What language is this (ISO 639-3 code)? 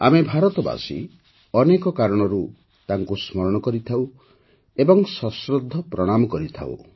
ori